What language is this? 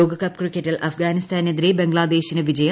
Malayalam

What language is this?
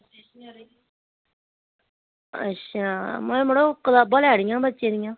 Dogri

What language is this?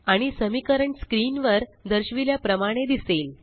Marathi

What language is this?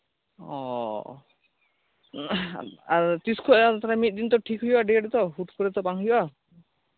Santali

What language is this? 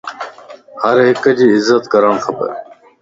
Lasi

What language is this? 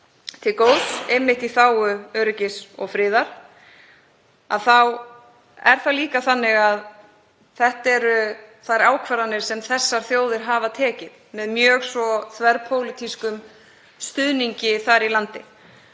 Icelandic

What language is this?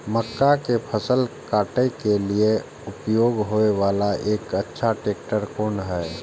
Maithili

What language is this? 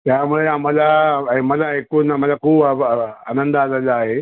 Marathi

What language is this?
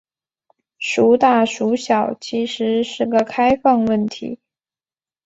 Chinese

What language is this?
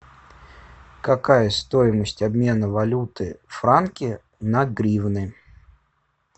Russian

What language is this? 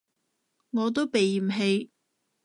Cantonese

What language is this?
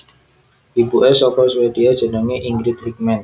Javanese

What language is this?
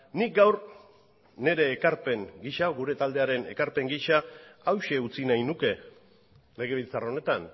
Basque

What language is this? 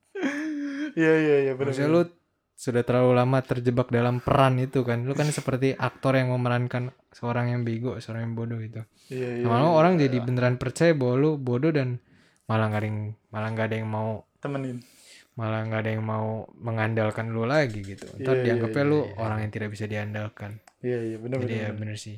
Indonesian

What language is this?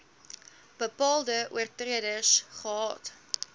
Afrikaans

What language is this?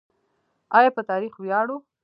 Pashto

